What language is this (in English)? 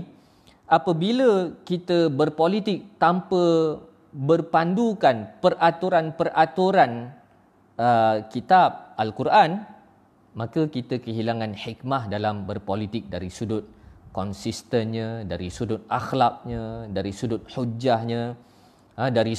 Malay